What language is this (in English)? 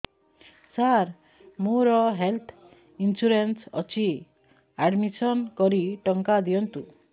Odia